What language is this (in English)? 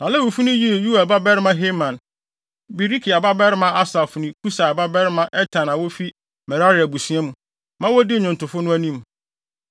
Akan